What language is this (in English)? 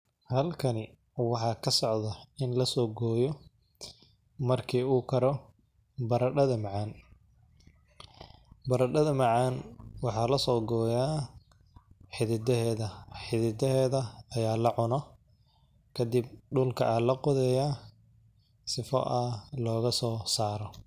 Somali